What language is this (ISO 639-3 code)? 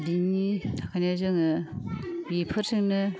brx